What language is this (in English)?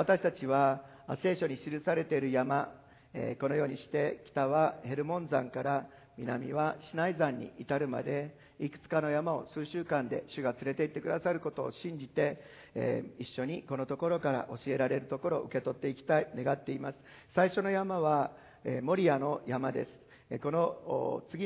Japanese